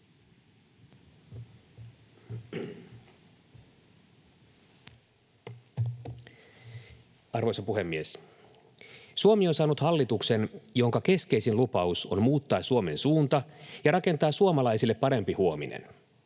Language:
Finnish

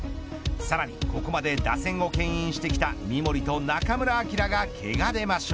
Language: Japanese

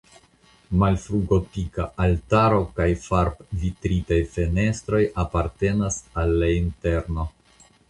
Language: Esperanto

